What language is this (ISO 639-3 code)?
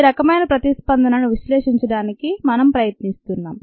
tel